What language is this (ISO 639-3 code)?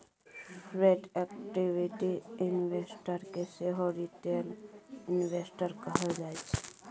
mai